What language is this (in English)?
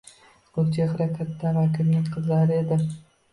Uzbek